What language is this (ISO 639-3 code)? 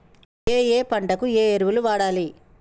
tel